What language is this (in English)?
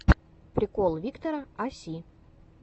Russian